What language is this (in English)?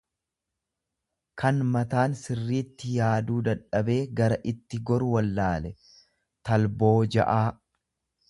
Oromo